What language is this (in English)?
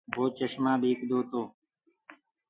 Gurgula